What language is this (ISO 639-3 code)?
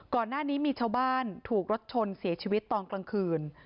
tha